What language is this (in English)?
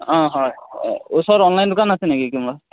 Assamese